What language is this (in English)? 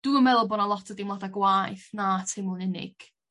Welsh